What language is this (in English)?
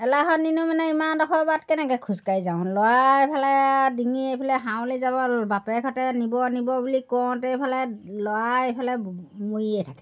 Assamese